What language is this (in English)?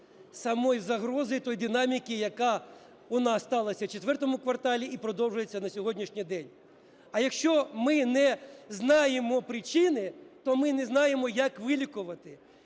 Ukrainian